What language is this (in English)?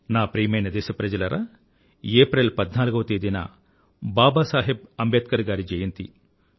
Telugu